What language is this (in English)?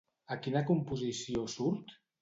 Catalan